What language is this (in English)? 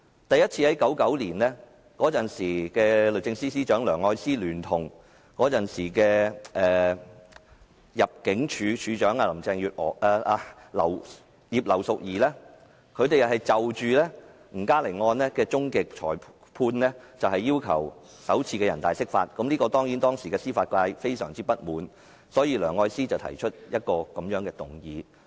Cantonese